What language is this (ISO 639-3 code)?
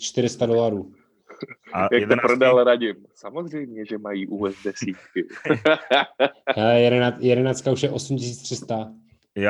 ces